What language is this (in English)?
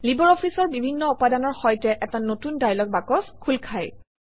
Assamese